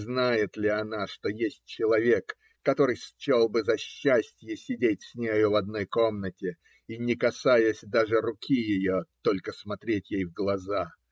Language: Russian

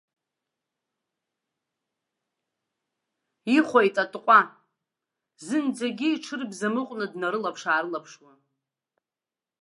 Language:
Abkhazian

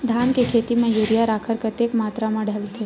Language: Chhattisgarhi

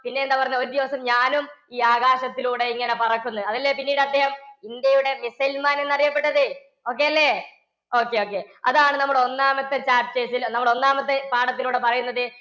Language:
Malayalam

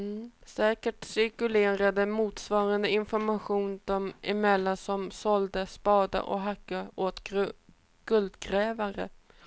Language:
Swedish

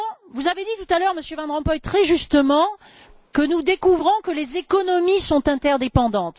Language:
French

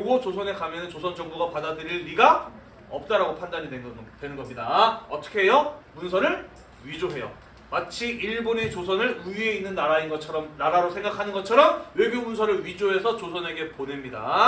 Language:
Korean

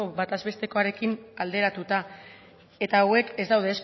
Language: Basque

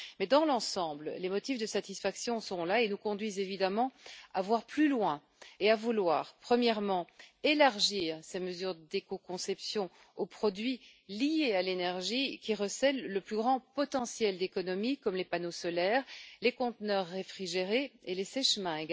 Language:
French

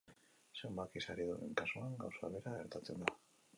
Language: Basque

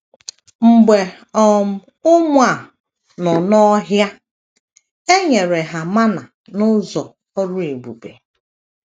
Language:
Igbo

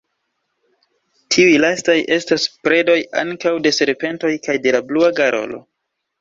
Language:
Esperanto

